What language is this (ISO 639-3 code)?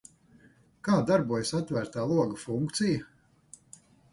lav